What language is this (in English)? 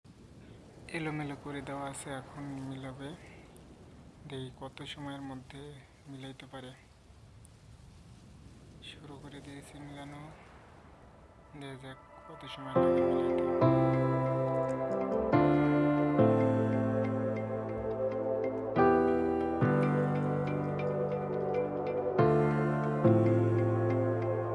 Bangla